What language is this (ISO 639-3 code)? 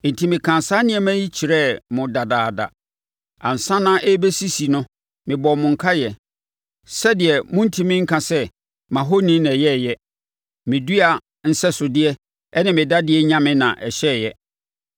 aka